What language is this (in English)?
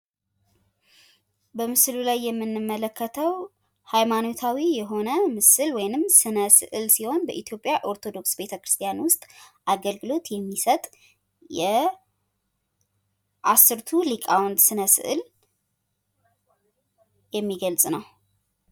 Amharic